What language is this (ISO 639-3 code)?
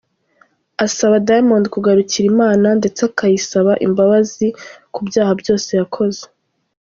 kin